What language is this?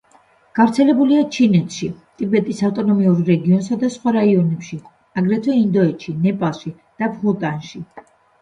Georgian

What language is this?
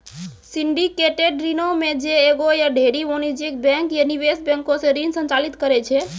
Maithili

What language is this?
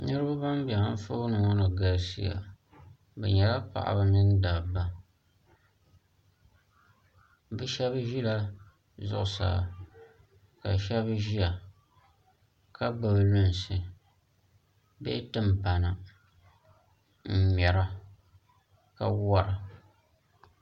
Dagbani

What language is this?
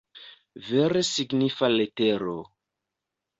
Esperanto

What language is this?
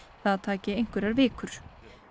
Icelandic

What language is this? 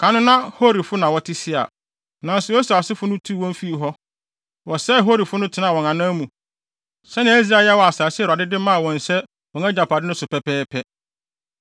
Akan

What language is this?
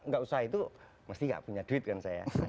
Indonesian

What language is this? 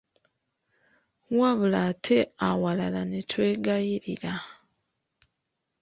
Ganda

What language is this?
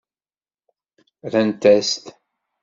Kabyle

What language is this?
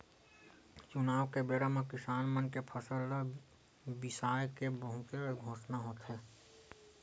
Chhattisgarhi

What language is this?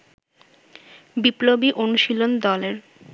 Bangla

